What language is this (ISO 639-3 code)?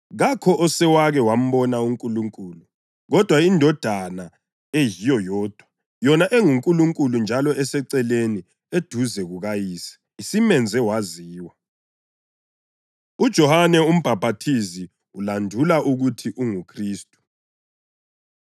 nde